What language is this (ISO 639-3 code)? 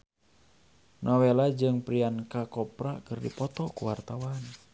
sun